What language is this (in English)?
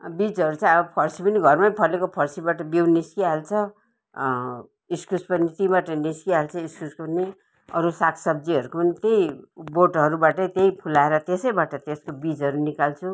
Nepali